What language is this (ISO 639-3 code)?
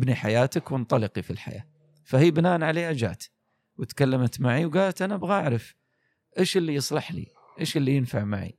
ara